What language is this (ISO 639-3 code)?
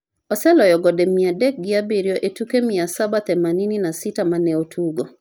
luo